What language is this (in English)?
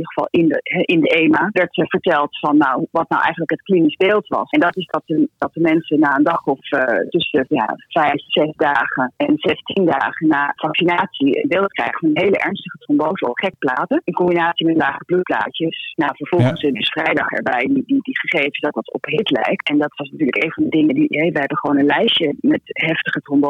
Dutch